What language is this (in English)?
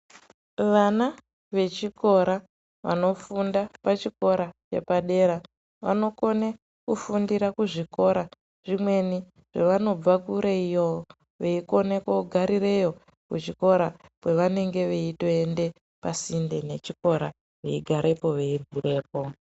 Ndau